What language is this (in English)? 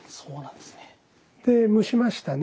Japanese